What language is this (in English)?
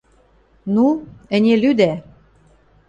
Western Mari